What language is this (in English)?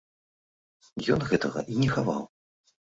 Belarusian